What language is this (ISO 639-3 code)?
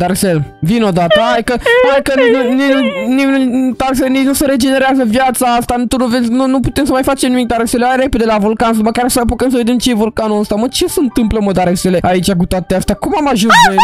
ron